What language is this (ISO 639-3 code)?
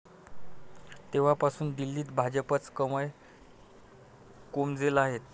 mar